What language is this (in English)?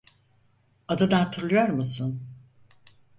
Turkish